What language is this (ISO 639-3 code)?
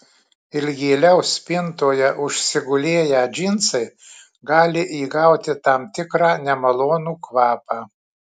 lit